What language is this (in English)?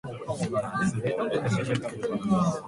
Japanese